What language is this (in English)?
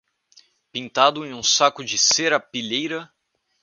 Portuguese